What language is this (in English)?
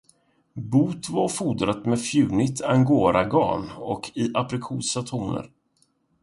Swedish